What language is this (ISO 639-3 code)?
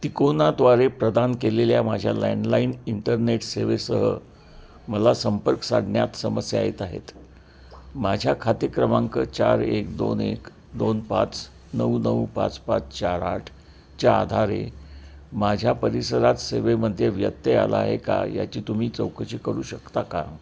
mar